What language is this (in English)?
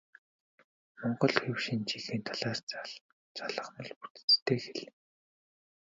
Mongolian